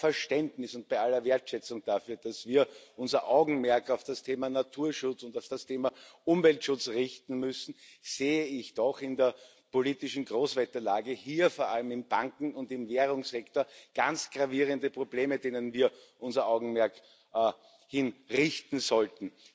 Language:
German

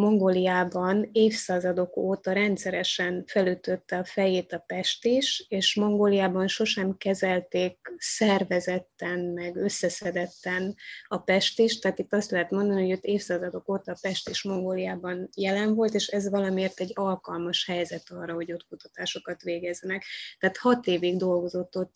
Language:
Hungarian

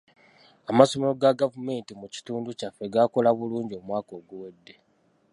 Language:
Ganda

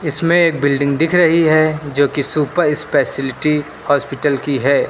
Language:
Hindi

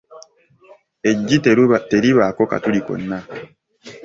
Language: Ganda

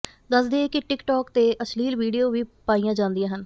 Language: Punjabi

